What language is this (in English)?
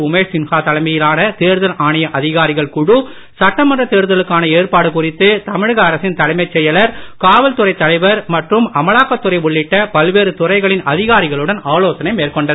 Tamil